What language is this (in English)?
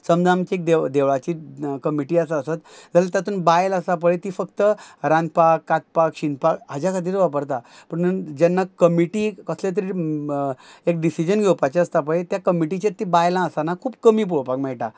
Konkani